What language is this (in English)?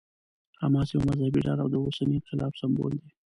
Pashto